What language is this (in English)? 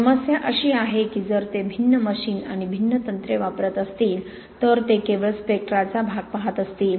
Marathi